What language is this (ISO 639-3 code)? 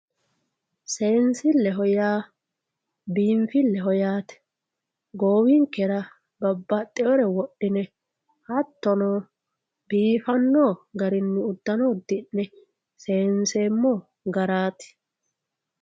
sid